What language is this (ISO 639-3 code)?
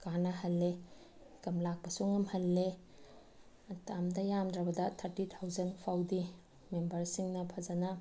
mni